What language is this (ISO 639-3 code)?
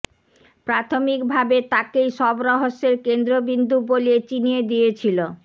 ben